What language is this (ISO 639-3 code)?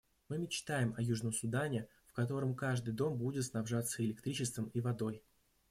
rus